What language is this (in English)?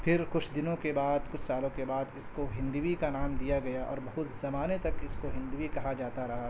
Urdu